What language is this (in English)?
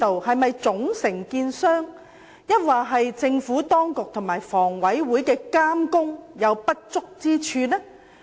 Cantonese